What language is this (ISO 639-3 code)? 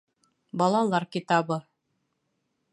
bak